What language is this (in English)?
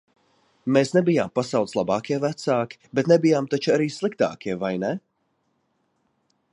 Latvian